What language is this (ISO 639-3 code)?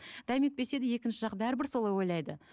kaz